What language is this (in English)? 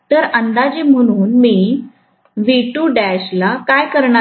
Marathi